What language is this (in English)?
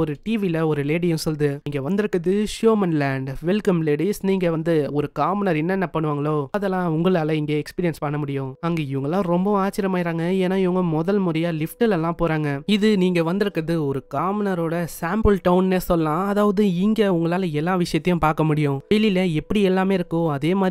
Tamil